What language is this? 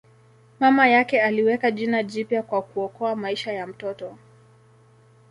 Swahili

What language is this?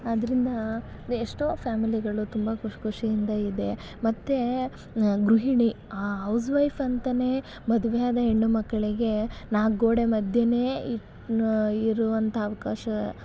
Kannada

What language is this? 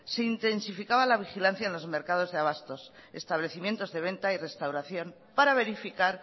Spanish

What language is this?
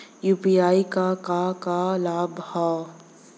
Bhojpuri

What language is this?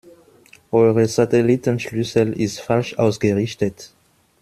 German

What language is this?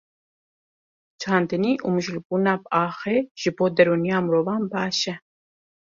Kurdish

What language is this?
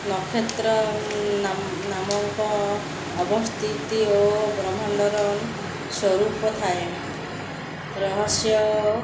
Odia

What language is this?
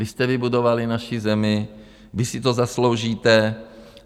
Czech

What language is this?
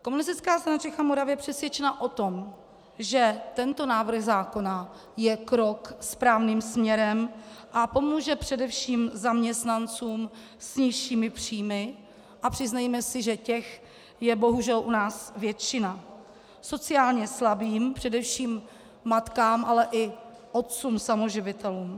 Czech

